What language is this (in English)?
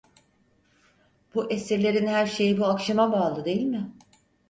Turkish